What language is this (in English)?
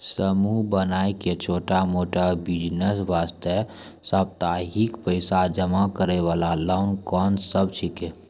Maithili